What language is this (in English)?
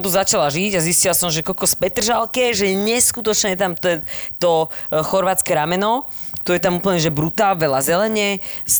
Slovak